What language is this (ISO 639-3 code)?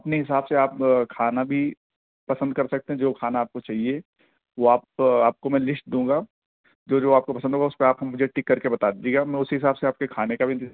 urd